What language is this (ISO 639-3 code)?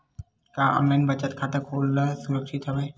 hne